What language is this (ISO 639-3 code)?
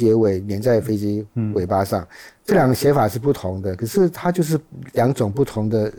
zho